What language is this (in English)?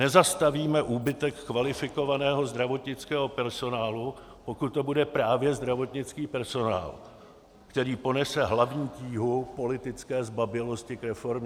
Czech